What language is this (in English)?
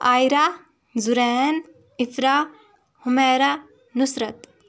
Kashmiri